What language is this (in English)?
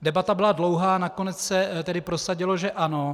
Czech